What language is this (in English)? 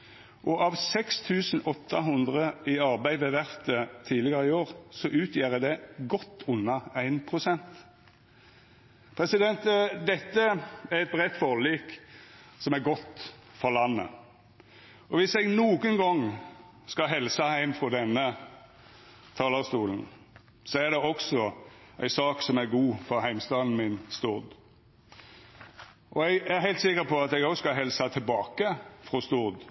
Norwegian Nynorsk